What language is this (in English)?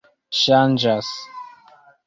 Esperanto